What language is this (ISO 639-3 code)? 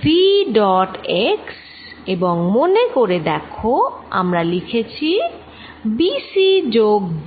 ben